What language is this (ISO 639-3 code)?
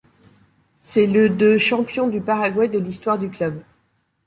fra